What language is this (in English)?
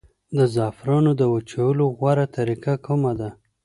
Pashto